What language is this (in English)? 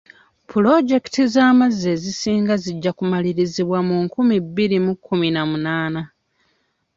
Ganda